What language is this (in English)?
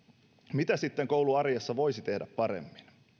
Finnish